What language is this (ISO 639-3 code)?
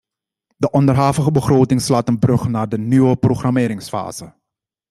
nld